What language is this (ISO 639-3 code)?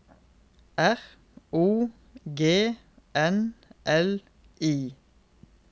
nor